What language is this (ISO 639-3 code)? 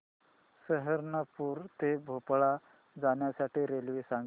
mar